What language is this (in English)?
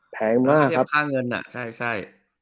Thai